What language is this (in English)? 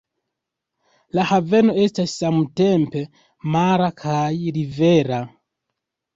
Esperanto